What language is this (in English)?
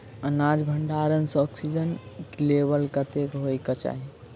Maithili